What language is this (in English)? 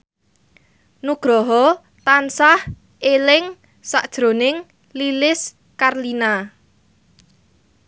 Javanese